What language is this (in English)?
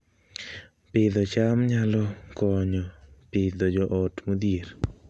Luo (Kenya and Tanzania)